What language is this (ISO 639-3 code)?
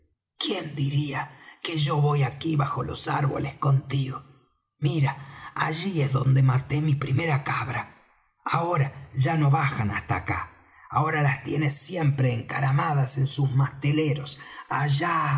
spa